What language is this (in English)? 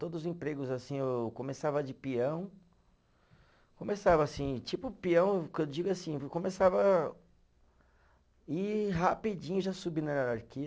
Portuguese